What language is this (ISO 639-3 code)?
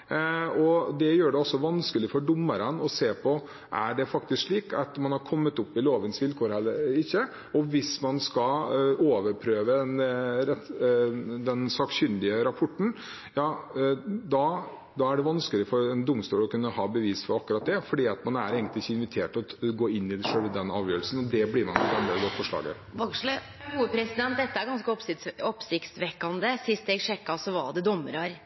nor